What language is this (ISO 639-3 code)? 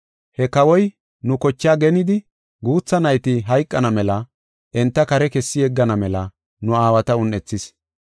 gof